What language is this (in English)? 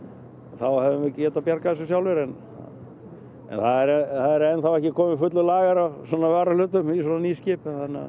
Icelandic